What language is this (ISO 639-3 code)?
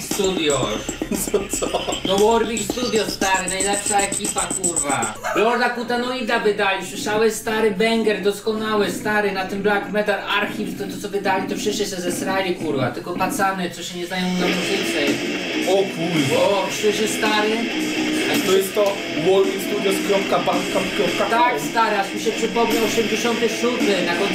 pol